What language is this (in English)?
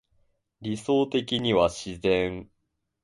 Japanese